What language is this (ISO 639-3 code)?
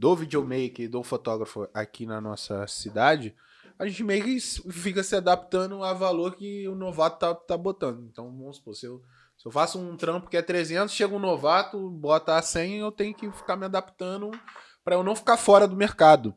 por